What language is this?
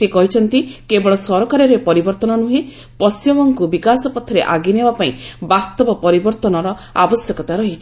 Odia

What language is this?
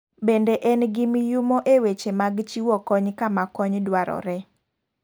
Luo (Kenya and Tanzania)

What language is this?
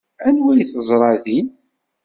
Kabyle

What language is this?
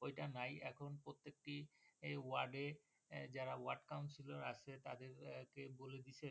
Bangla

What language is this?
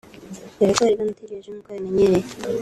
Kinyarwanda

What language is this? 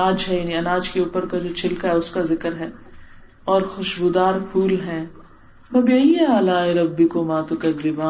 Urdu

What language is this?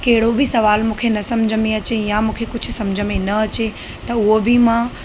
Sindhi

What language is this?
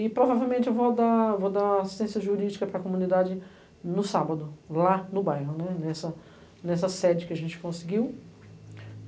Portuguese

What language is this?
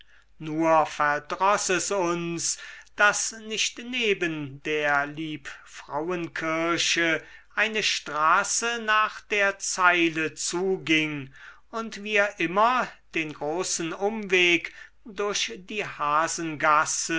German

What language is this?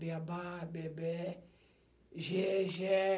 Portuguese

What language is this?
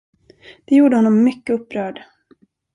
Swedish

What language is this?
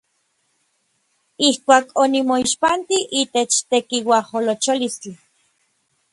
Orizaba Nahuatl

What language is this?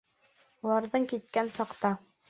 Bashkir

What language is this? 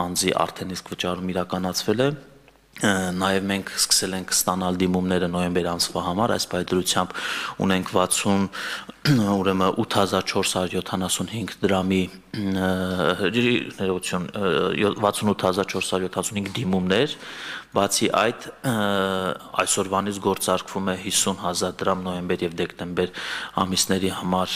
Romanian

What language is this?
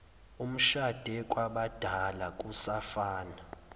Zulu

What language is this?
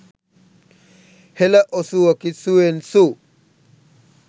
Sinhala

